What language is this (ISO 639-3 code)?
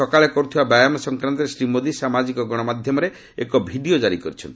ori